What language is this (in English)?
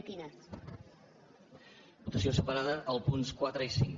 Catalan